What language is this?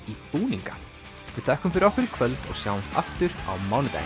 Icelandic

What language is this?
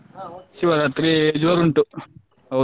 Kannada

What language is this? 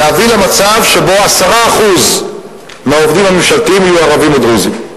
Hebrew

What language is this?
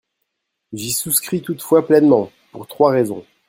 French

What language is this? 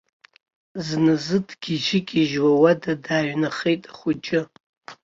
Abkhazian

